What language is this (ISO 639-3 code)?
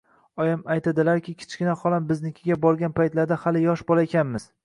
uzb